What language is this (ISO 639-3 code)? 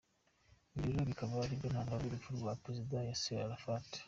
kin